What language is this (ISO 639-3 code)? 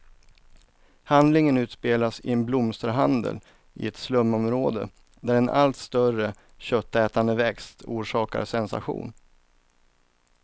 swe